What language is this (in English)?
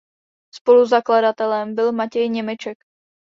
Czech